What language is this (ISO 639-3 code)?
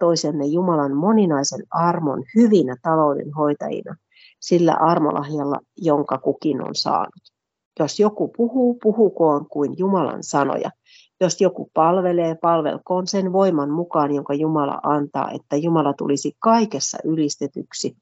fin